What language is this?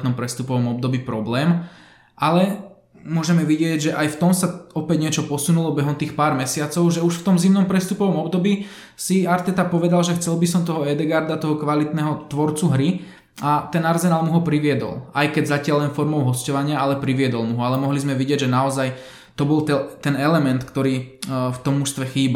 Slovak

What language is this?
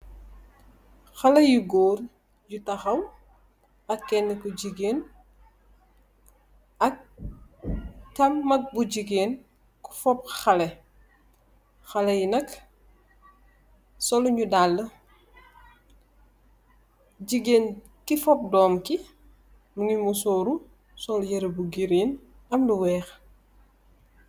Wolof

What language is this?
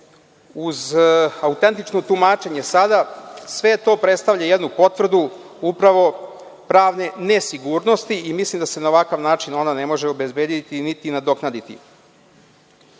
Serbian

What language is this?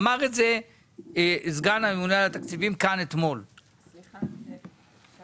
Hebrew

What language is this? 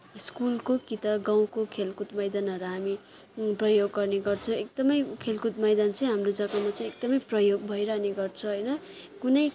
Nepali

